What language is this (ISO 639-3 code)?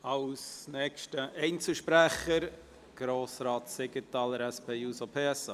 gsw